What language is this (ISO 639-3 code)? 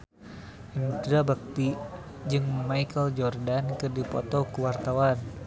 sun